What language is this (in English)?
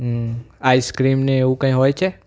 Gujarati